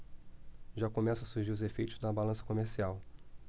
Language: Portuguese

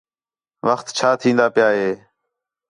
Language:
Khetrani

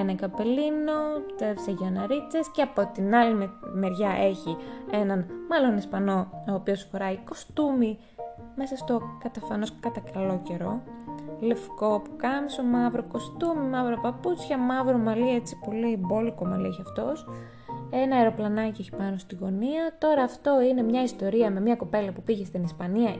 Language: Greek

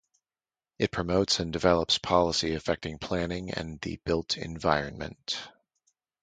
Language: English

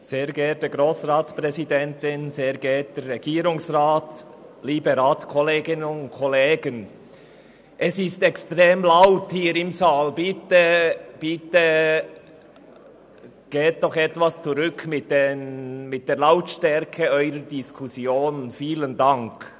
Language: Swiss German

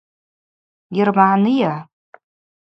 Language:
Abaza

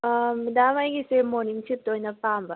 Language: Manipuri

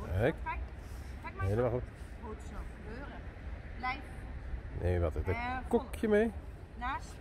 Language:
Dutch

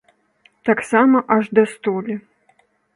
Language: Belarusian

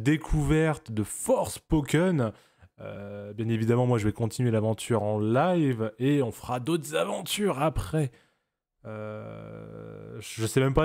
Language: French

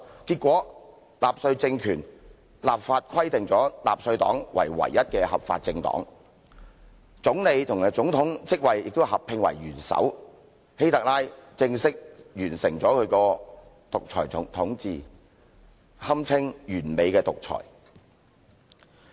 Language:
Cantonese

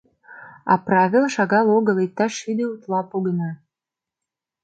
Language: Mari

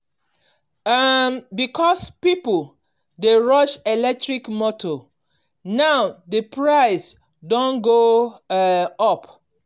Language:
Nigerian Pidgin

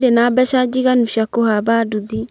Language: Kikuyu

